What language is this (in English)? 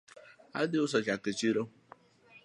Luo (Kenya and Tanzania)